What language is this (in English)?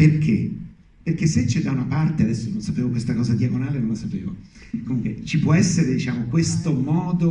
Italian